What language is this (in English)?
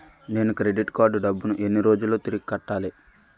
Telugu